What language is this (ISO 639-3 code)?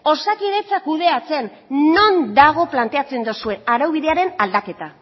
eus